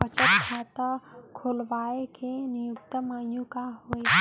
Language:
Chhattisgarhi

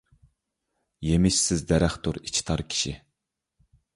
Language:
Uyghur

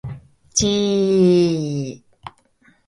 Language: Japanese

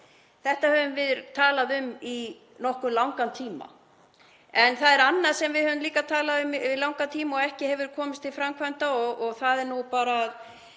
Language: Icelandic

